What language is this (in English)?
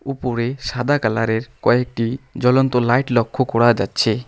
Bangla